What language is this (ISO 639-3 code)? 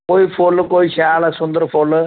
doi